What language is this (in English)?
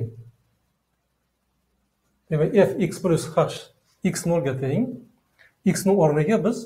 Turkish